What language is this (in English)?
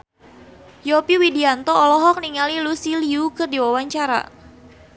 Sundanese